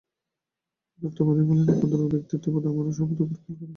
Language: Bangla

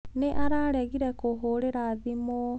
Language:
Kikuyu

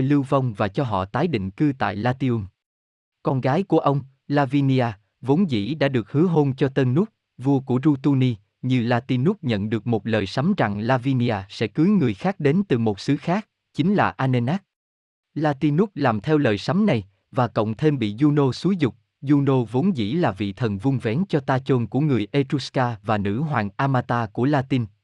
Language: Vietnamese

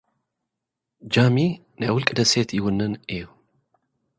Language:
Tigrinya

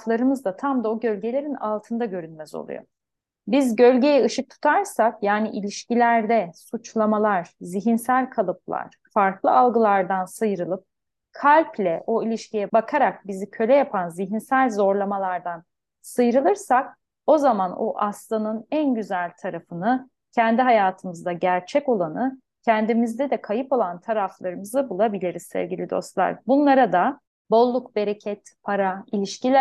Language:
Turkish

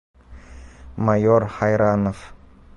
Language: Bashkir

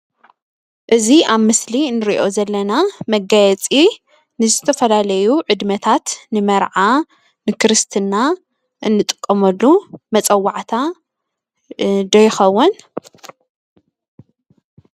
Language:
Tigrinya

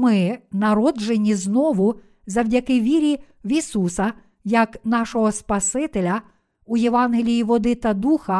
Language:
Ukrainian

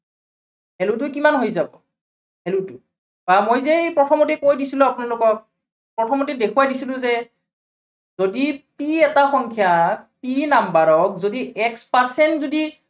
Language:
Assamese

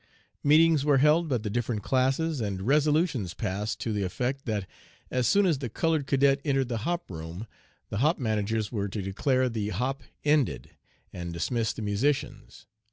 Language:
English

